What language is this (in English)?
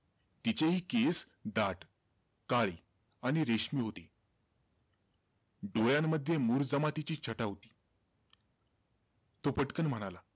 Marathi